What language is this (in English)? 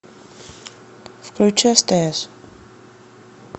Russian